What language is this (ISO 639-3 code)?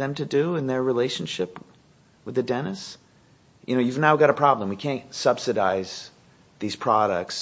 eng